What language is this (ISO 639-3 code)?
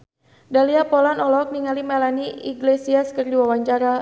sun